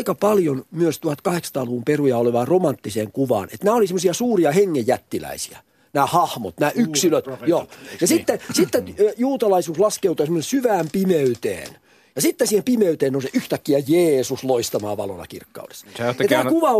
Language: Finnish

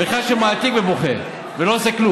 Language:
Hebrew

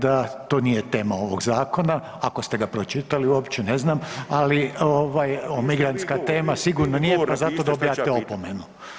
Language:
Croatian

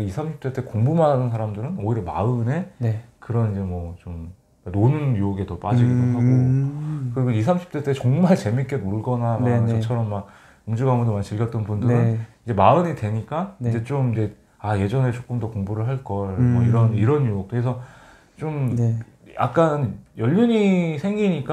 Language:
Korean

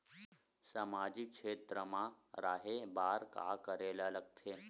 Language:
Chhattisgarhi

